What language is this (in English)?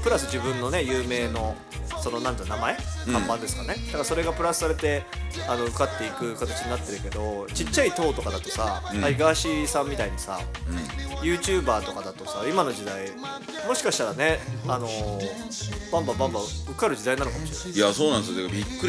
Japanese